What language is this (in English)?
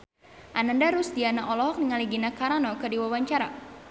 Sundanese